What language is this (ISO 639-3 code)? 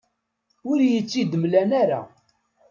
kab